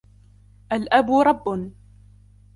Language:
Arabic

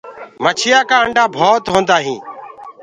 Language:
Gurgula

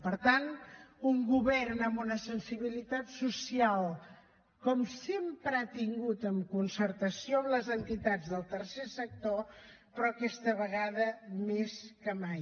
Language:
Catalan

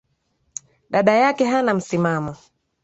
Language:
Swahili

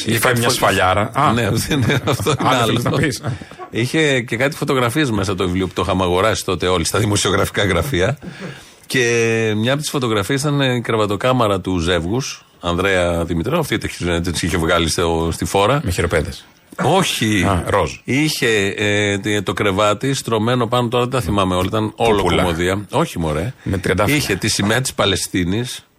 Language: Greek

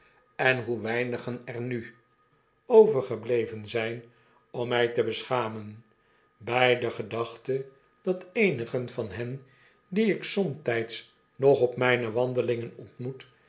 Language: Dutch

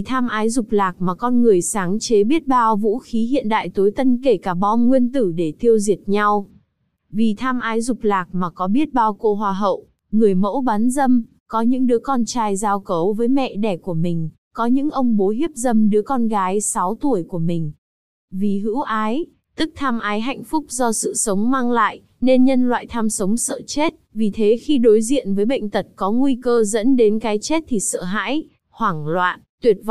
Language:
Vietnamese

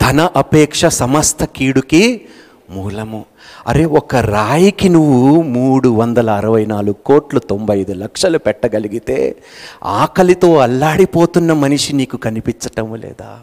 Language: Telugu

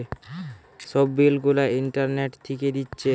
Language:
Bangla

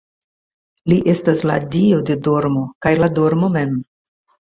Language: Esperanto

